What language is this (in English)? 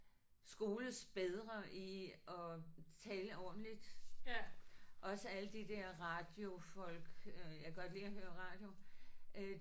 Danish